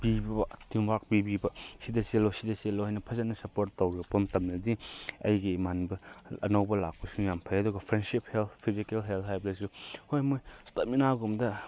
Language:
Manipuri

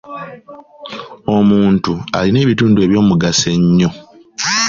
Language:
Ganda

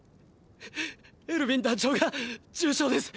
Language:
Japanese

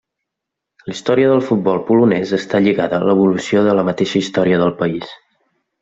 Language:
Catalan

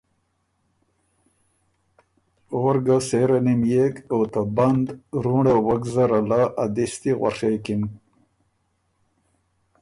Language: Ormuri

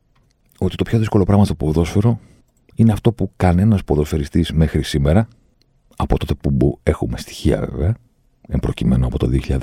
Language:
Greek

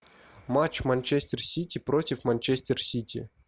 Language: Russian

